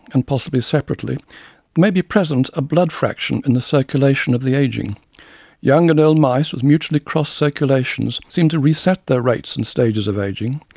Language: English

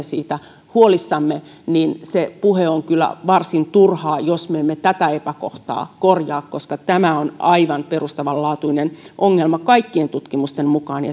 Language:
Finnish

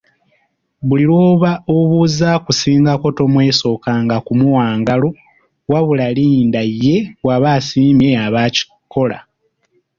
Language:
Ganda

